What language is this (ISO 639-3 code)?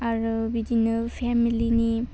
brx